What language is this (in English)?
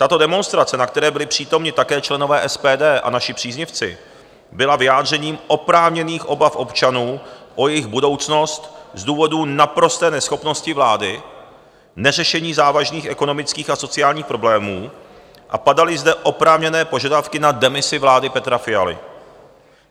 Czech